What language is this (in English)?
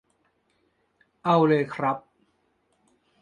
Thai